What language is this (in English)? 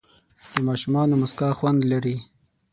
Pashto